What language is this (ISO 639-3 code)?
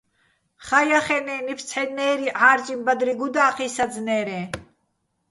bbl